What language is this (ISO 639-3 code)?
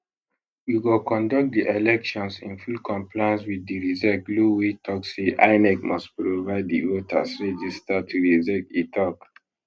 pcm